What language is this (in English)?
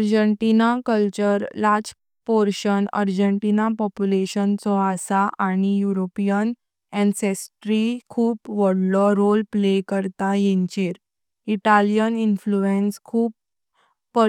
Konkani